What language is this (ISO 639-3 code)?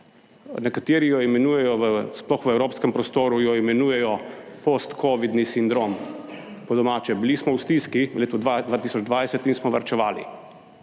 slv